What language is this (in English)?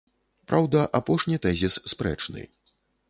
Belarusian